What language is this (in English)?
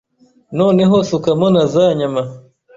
Kinyarwanda